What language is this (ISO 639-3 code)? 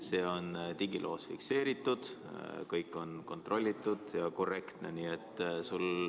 est